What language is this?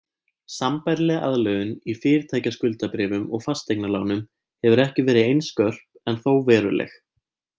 Icelandic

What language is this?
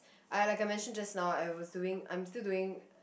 English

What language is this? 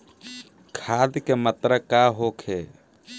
Bhojpuri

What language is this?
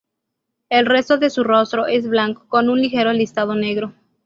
Spanish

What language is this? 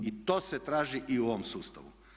Croatian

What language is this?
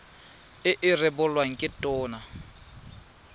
Tswana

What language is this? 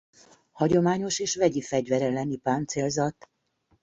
Hungarian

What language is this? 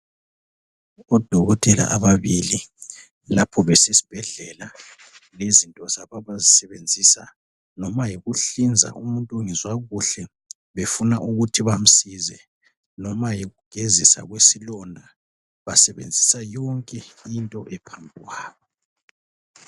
North Ndebele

